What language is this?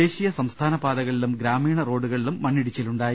Malayalam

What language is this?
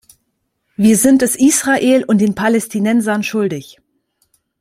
German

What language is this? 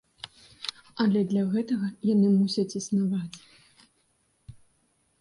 Belarusian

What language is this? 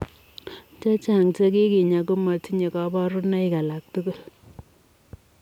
Kalenjin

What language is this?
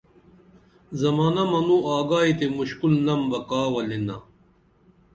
Dameli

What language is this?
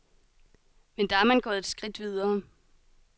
Danish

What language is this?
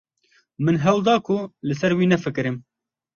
Kurdish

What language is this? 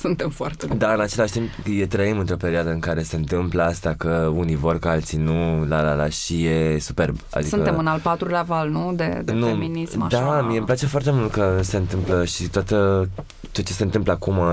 Romanian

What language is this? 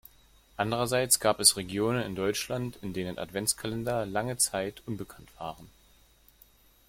German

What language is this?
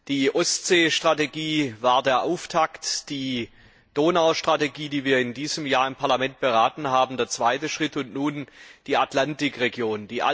German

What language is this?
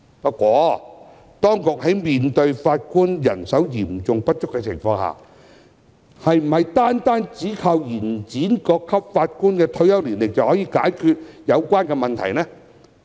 Cantonese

